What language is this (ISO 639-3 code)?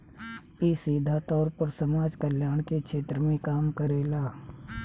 bho